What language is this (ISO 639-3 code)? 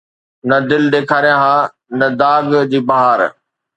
snd